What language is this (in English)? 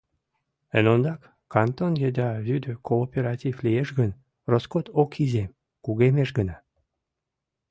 Mari